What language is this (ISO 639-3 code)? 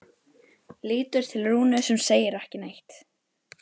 isl